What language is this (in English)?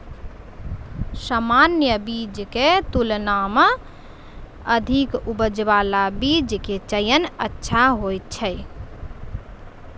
Maithili